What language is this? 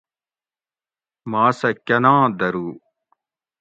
Gawri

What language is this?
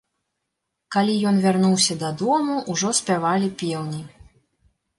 Belarusian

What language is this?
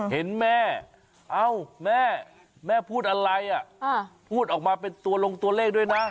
Thai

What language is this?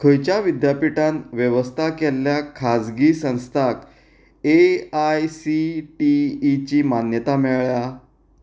Konkani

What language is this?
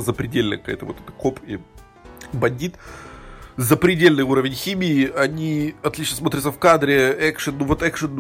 Russian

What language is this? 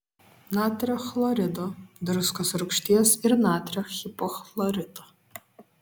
Lithuanian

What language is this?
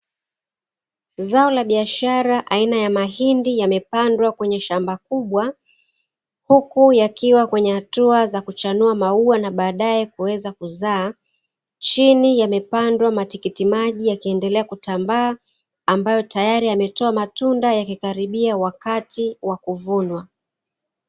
Swahili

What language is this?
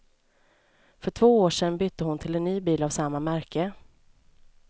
Swedish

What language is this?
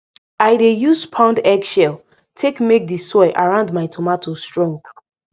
Nigerian Pidgin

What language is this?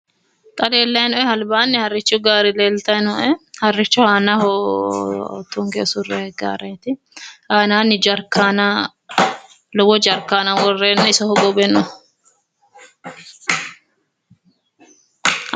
Sidamo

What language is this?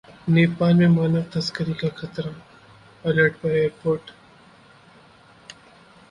Hindi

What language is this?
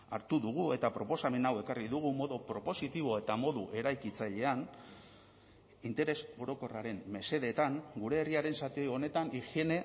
Basque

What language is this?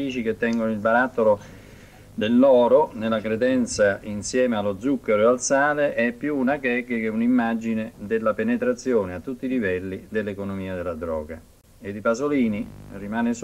Italian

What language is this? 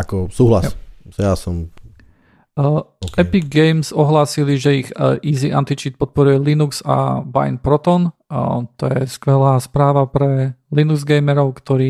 Slovak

